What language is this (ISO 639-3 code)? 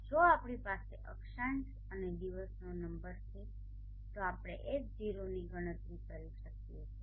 guj